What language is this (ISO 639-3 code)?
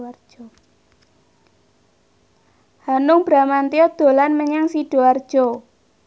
jav